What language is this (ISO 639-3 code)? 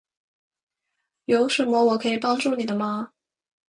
zho